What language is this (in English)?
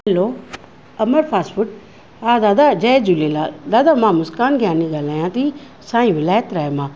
Sindhi